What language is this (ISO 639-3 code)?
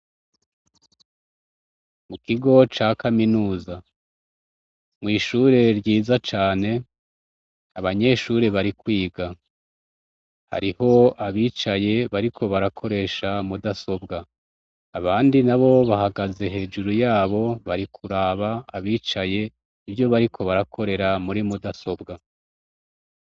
run